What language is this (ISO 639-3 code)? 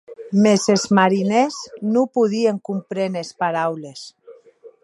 oci